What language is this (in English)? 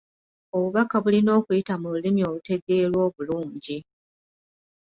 Ganda